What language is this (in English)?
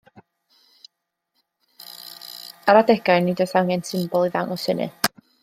Welsh